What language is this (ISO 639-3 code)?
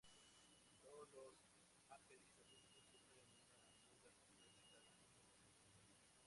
spa